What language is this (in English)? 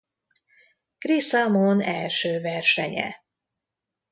Hungarian